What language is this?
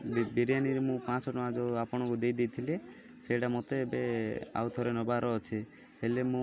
Odia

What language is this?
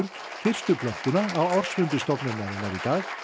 Icelandic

